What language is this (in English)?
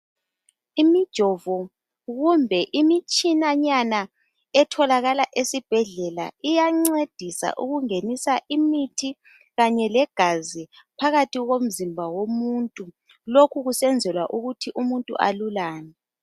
North Ndebele